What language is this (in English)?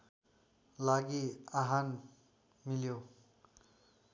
Nepali